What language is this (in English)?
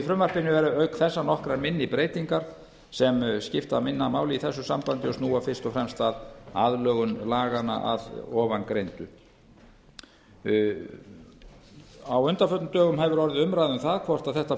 Icelandic